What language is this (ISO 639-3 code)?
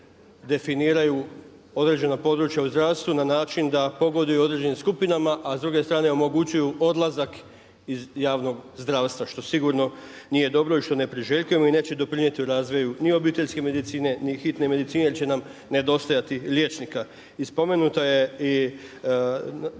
hrv